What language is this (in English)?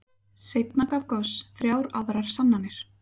Icelandic